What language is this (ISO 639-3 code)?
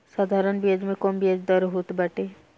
bho